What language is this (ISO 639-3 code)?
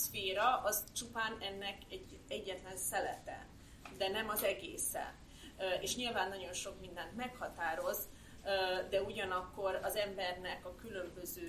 hun